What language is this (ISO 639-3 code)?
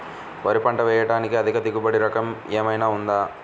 tel